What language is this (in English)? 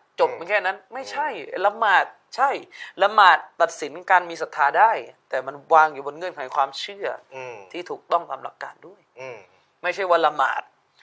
Thai